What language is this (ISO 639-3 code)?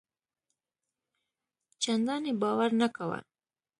pus